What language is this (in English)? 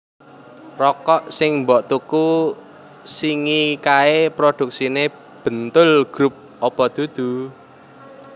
Javanese